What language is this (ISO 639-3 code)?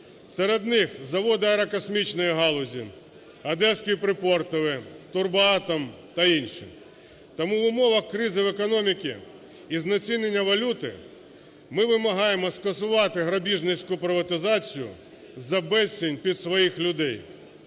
ukr